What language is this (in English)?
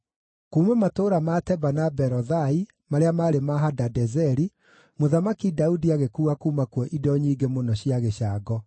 Kikuyu